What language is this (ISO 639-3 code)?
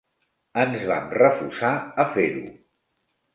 cat